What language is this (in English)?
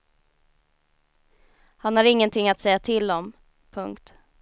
Swedish